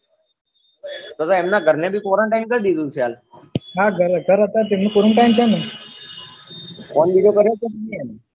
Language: Gujarati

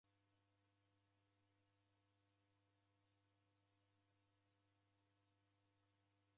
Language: Taita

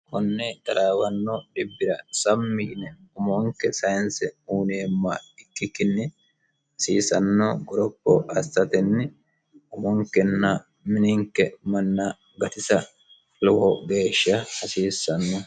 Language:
Sidamo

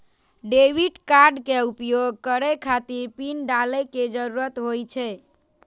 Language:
Maithili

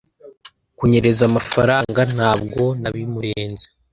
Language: Kinyarwanda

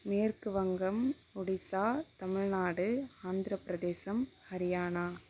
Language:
Tamil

